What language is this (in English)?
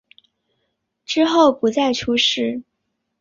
Chinese